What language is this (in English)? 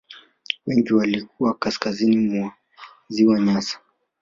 Swahili